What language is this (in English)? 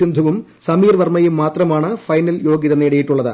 Malayalam